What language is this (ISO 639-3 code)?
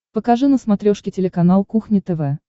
rus